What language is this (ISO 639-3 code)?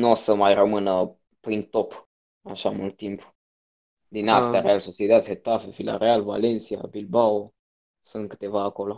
ron